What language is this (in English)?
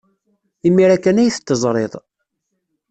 Kabyle